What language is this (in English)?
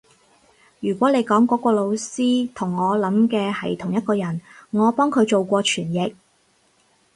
Cantonese